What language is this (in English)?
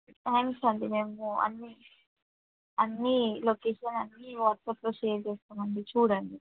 Telugu